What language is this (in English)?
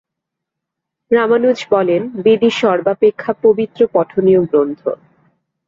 Bangla